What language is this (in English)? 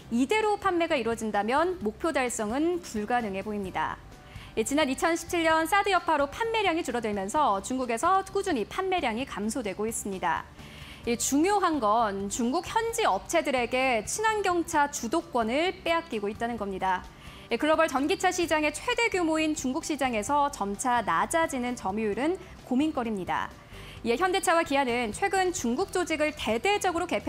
Korean